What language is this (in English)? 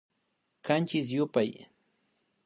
Imbabura Highland Quichua